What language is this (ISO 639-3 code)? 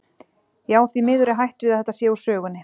isl